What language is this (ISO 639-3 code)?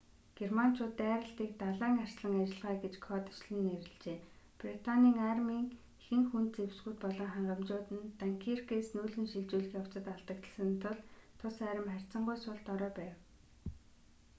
mon